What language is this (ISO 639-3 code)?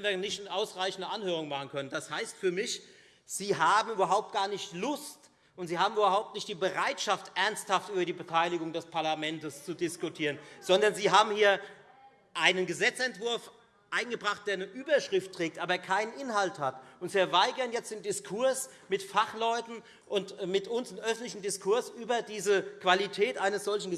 deu